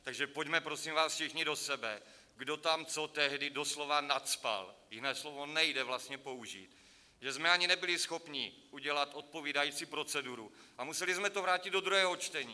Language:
Czech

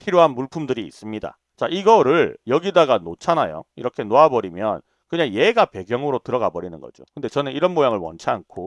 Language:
Korean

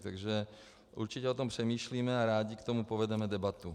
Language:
Czech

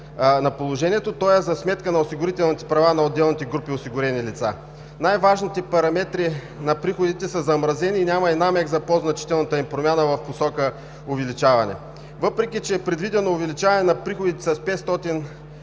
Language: Bulgarian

